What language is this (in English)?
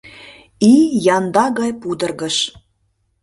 Mari